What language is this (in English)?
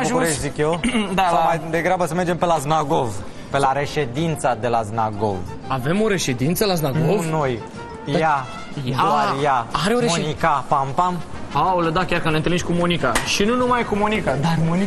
Romanian